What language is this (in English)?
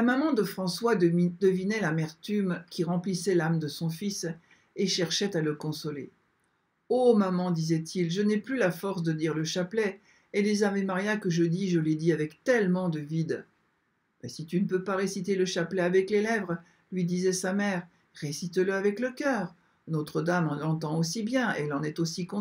French